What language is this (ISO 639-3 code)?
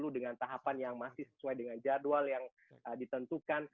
ind